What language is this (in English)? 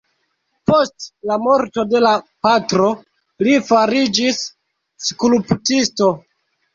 Esperanto